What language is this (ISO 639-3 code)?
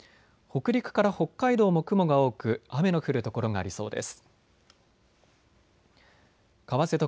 jpn